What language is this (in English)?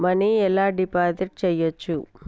Telugu